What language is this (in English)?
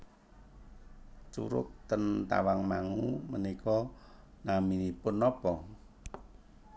Javanese